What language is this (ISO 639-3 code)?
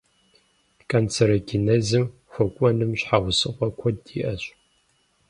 kbd